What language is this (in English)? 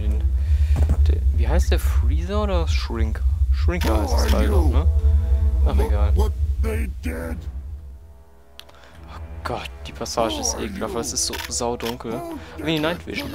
German